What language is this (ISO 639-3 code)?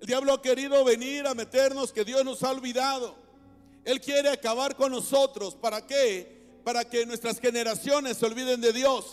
spa